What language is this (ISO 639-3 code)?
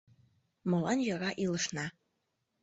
chm